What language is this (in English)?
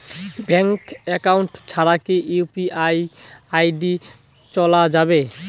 Bangla